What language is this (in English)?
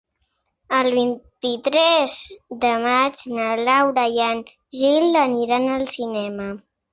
Catalan